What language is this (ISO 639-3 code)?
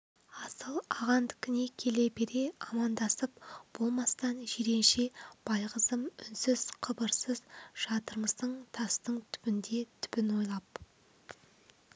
kaz